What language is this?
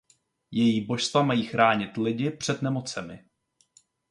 Czech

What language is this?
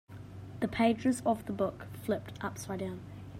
English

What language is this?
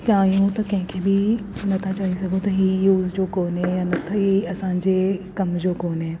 Sindhi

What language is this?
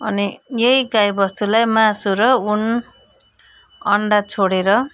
Nepali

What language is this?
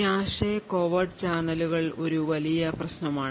Malayalam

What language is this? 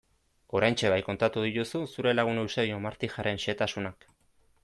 Basque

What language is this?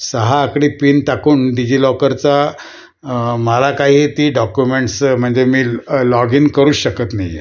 Marathi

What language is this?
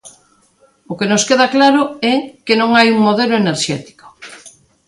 Galician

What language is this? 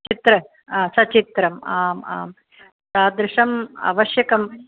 Sanskrit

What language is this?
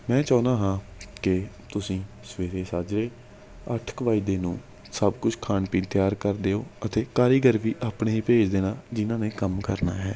Punjabi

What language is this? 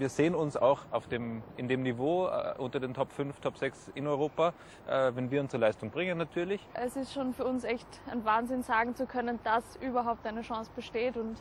German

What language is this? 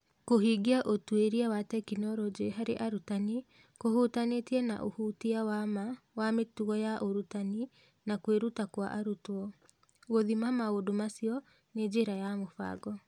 Kikuyu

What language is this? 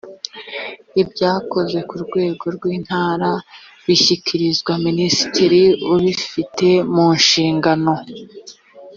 Kinyarwanda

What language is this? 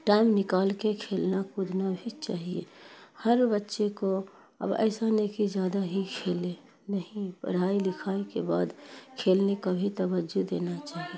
Urdu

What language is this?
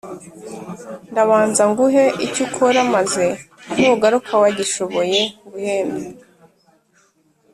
Kinyarwanda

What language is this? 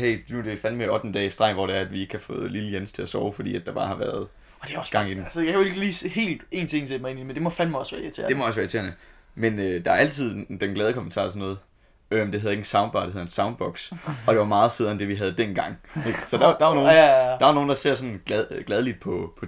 Danish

